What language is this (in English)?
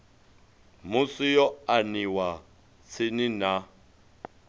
Venda